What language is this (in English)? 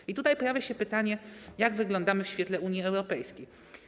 Polish